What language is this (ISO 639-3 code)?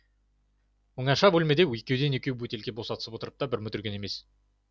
kaz